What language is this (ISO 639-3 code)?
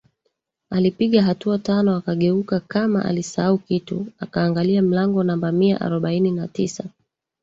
swa